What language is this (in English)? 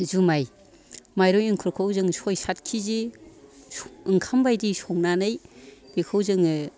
Bodo